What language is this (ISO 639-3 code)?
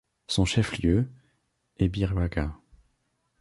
fra